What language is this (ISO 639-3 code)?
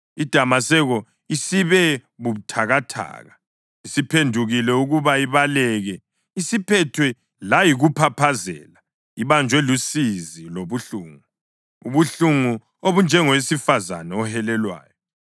nde